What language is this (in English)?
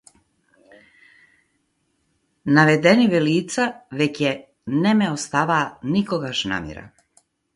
Macedonian